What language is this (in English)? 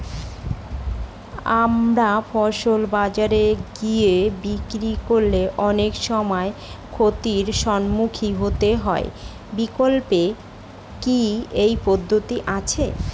Bangla